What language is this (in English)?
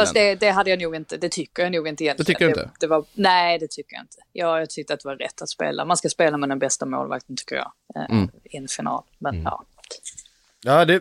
Swedish